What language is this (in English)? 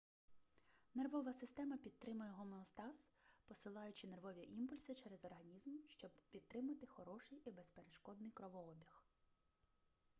Ukrainian